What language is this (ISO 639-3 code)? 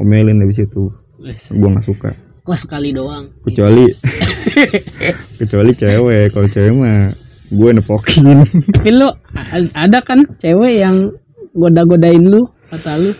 ind